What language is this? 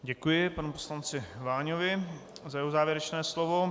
Czech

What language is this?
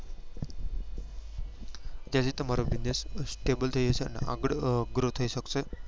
Gujarati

